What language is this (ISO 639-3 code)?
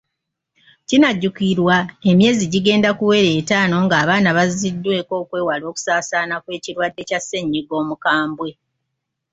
lug